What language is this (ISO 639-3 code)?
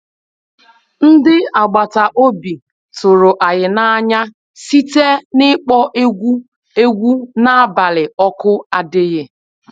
ibo